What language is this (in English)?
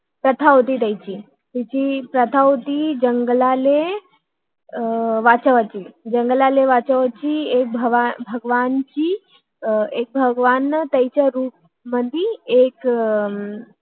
Marathi